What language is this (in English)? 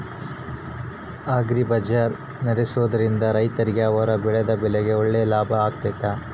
Kannada